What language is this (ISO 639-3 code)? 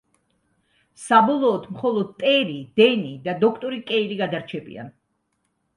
kat